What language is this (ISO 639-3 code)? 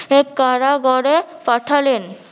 ben